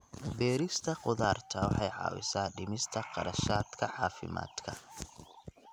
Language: Somali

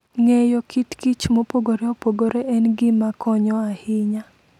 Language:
Luo (Kenya and Tanzania)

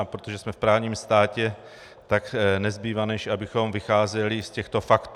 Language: Czech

